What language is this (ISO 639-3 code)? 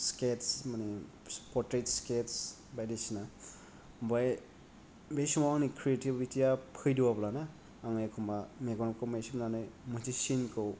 brx